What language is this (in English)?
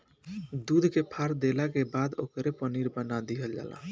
Bhojpuri